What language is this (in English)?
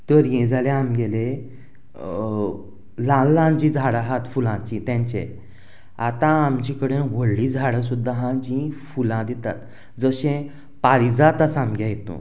Konkani